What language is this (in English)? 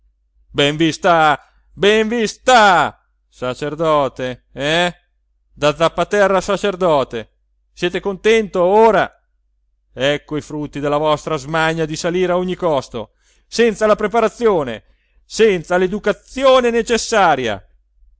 Italian